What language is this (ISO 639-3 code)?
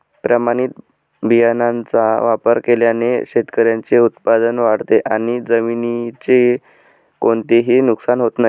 mar